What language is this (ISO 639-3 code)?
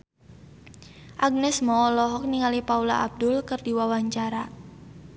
sun